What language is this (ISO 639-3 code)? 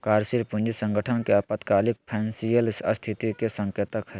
mag